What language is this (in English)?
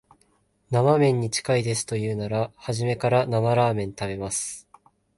Japanese